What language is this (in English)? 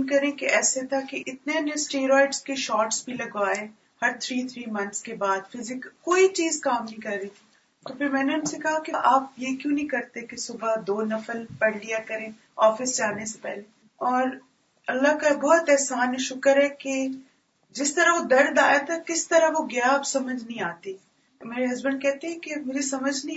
Urdu